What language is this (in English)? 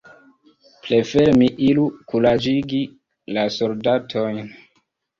Esperanto